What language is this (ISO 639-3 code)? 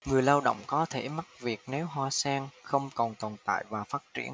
vie